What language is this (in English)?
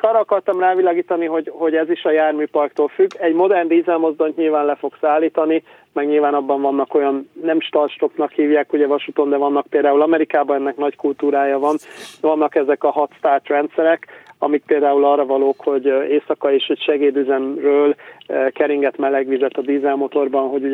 Hungarian